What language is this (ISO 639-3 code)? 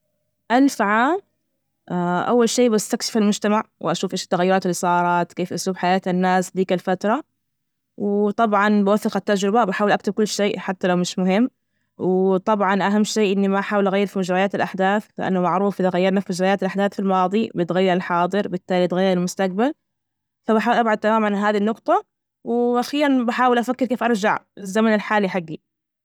ars